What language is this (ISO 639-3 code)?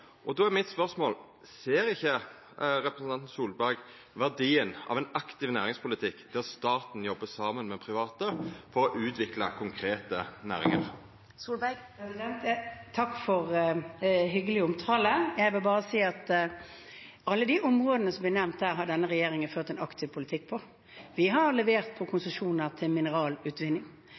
nor